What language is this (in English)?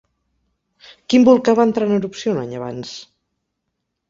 Catalan